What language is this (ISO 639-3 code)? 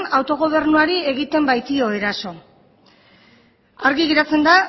eus